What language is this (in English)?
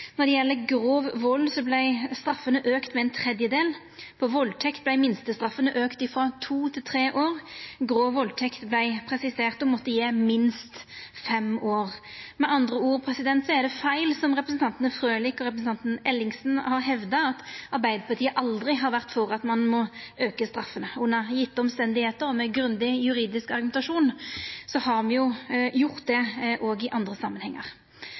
Norwegian Nynorsk